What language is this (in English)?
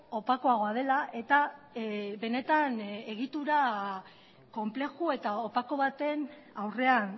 Basque